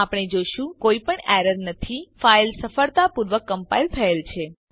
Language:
Gujarati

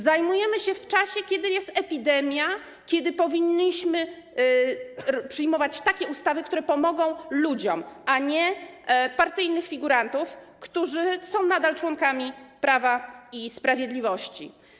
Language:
Polish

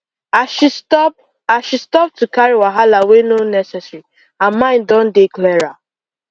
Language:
Nigerian Pidgin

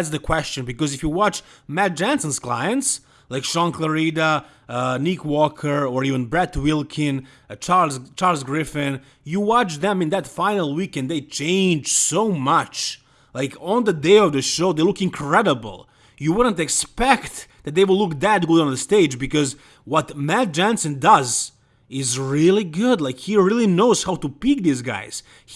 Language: English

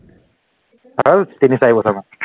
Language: Assamese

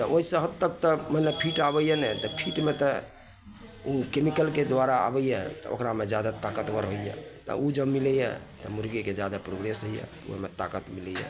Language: Maithili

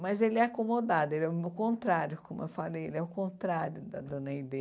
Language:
Portuguese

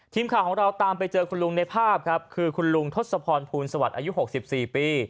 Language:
Thai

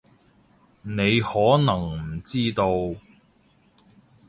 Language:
Cantonese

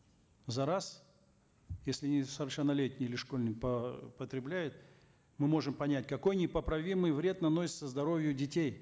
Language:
Kazakh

